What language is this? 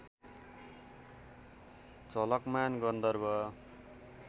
Nepali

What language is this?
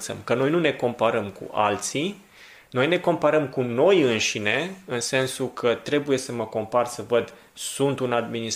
Romanian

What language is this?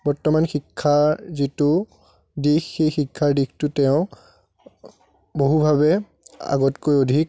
Assamese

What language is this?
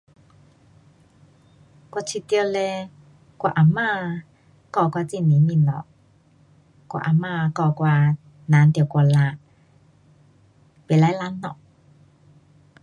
Pu-Xian Chinese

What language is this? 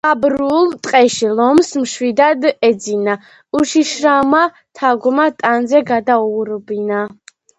Georgian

